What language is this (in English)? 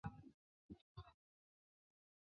Chinese